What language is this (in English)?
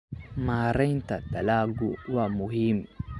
Somali